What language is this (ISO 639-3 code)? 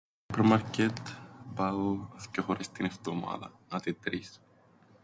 ell